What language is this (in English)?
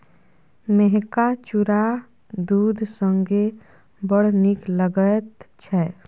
Maithili